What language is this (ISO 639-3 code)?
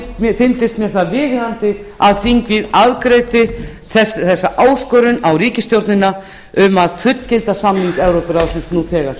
isl